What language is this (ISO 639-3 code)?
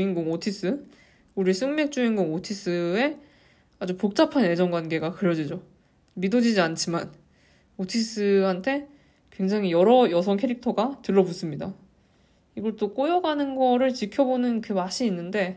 kor